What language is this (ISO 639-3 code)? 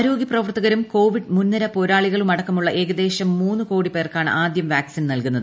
mal